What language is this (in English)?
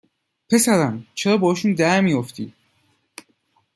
Persian